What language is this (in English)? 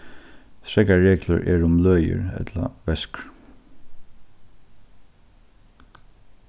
Faroese